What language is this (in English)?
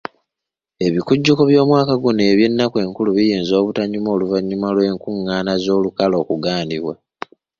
Ganda